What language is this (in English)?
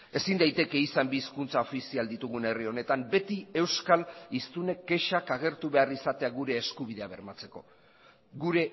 Basque